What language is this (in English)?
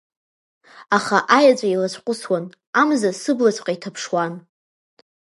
Abkhazian